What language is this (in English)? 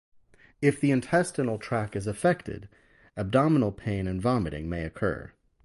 English